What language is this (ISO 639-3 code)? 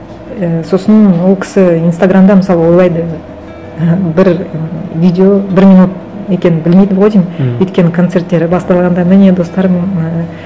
kaz